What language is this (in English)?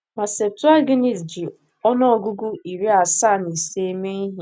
Igbo